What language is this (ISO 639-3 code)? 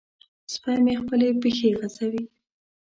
pus